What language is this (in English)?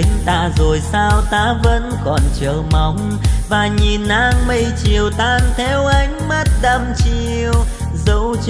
Vietnamese